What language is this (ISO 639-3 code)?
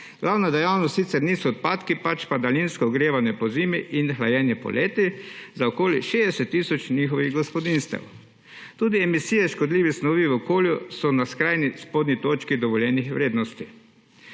slv